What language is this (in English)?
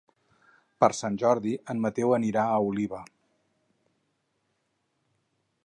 Catalan